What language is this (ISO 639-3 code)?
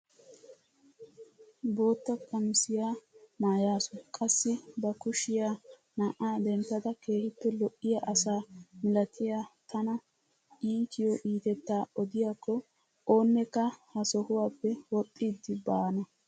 wal